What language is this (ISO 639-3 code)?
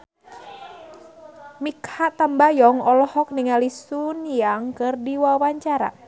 sun